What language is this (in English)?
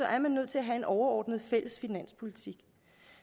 Danish